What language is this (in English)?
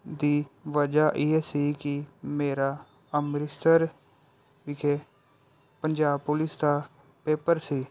Punjabi